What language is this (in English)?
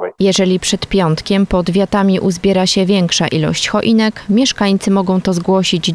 Polish